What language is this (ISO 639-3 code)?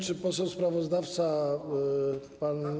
pol